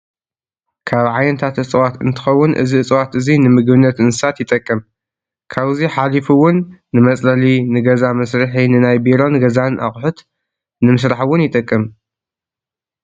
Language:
Tigrinya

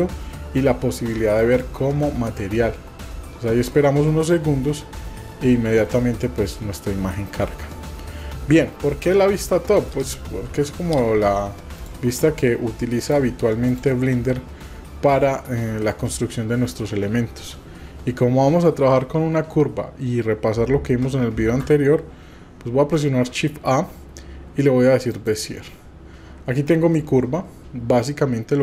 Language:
Spanish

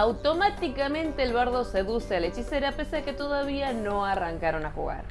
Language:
Spanish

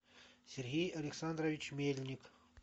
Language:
Russian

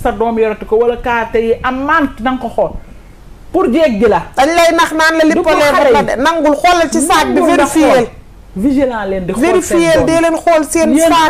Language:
Arabic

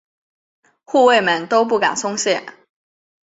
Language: Chinese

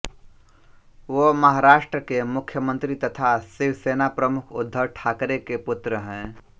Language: Hindi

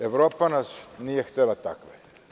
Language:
Serbian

